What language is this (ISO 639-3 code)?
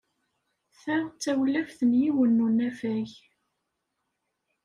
kab